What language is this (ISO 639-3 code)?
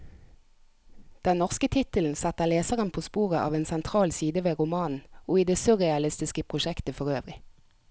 nor